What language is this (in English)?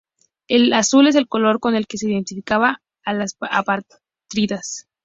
Spanish